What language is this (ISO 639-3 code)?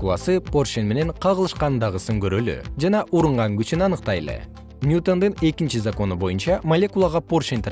kir